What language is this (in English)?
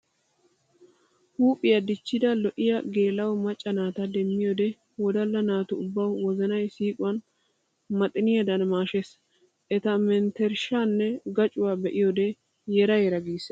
Wolaytta